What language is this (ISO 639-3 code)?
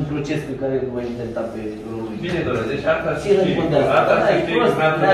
ron